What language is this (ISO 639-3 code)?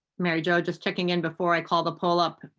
eng